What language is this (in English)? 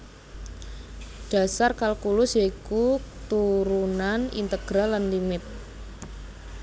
Javanese